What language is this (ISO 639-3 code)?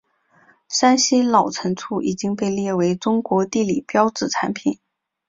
zho